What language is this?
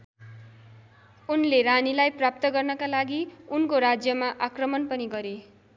Nepali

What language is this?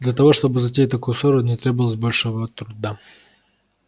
Russian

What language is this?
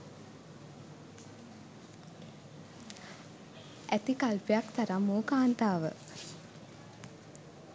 Sinhala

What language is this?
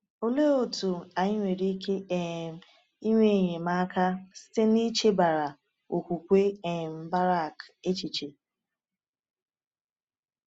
Igbo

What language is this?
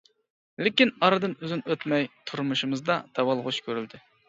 Uyghur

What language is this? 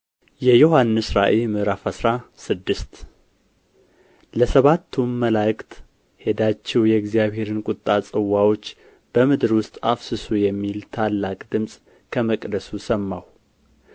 Amharic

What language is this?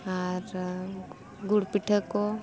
Santali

